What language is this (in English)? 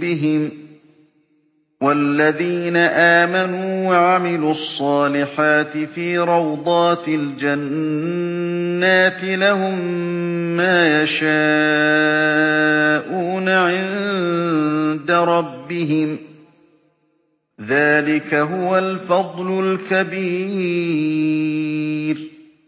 Arabic